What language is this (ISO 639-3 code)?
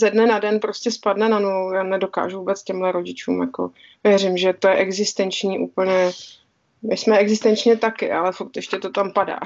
ces